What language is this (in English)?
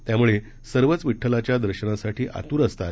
Marathi